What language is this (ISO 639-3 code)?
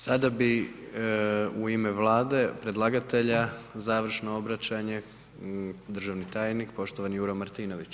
hrv